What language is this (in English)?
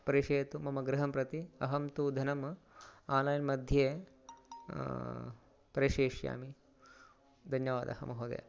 Sanskrit